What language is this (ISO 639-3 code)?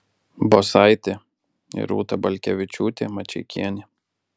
lit